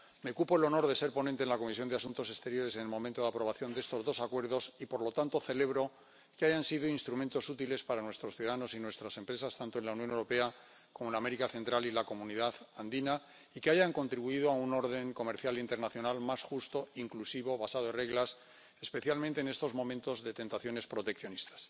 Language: Spanish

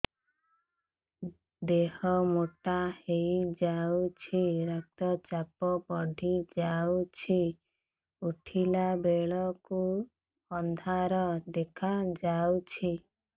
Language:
Odia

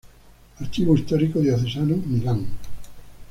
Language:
Spanish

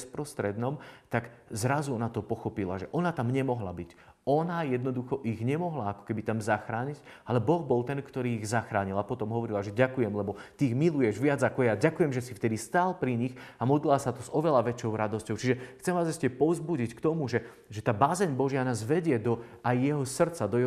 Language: Slovak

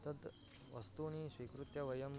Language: Sanskrit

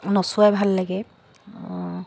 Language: Assamese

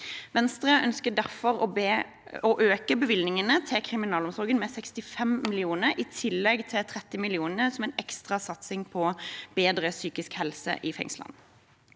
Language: Norwegian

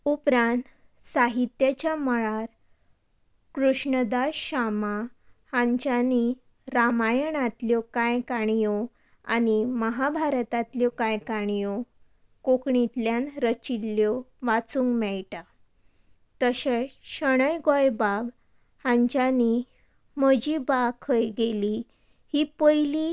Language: Konkani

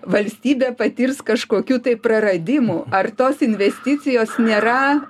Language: Lithuanian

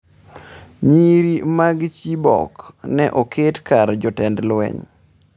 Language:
Luo (Kenya and Tanzania)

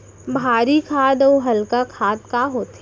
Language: Chhattisgarhi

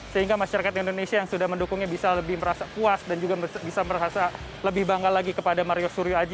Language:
Indonesian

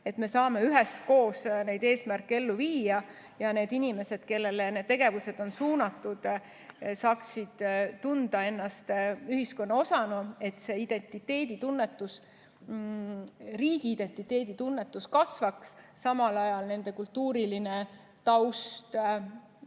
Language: Estonian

